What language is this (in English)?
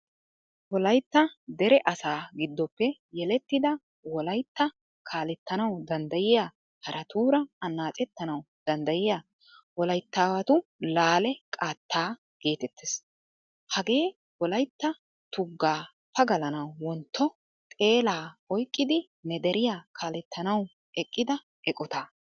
Wolaytta